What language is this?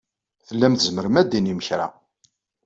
Kabyle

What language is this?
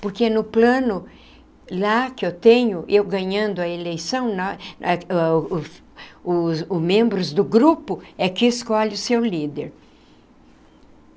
Portuguese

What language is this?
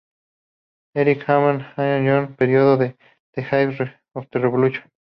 Spanish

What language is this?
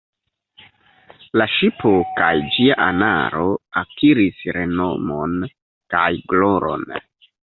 Esperanto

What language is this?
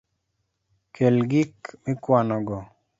Luo (Kenya and Tanzania)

